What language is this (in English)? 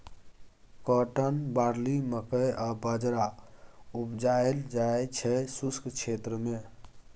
Maithili